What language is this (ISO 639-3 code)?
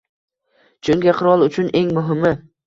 uzb